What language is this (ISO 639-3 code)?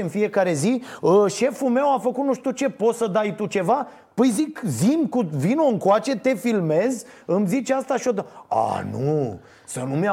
ron